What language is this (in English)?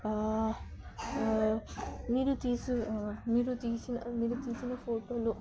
Telugu